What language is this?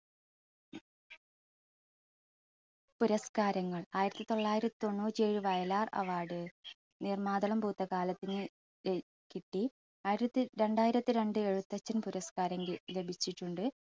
Malayalam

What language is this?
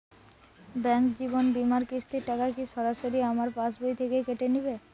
Bangla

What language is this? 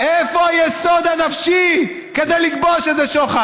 Hebrew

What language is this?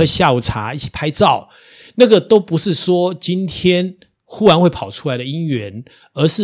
Chinese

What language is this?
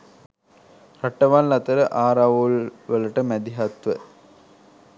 Sinhala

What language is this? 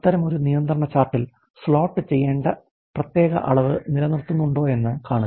Malayalam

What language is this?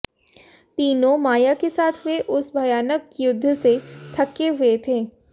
Hindi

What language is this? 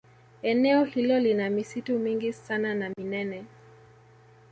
Swahili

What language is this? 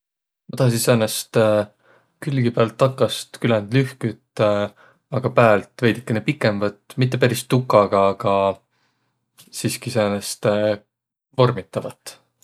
Võro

